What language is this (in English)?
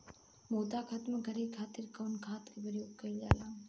Bhojpuri